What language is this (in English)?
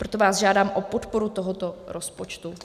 Czech